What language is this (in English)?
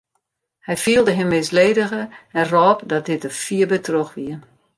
Western Frisian